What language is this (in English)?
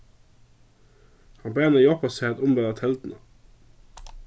Faroese